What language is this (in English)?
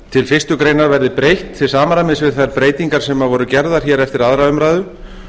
Icelandic